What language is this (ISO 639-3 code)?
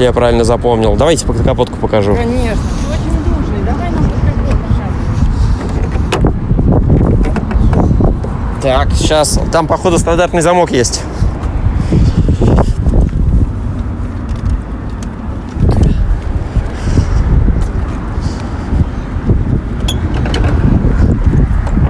rus